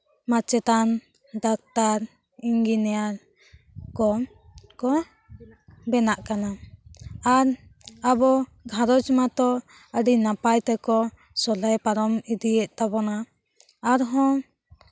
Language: Santali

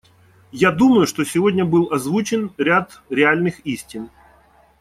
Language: Russian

